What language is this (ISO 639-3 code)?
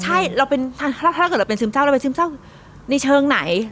tha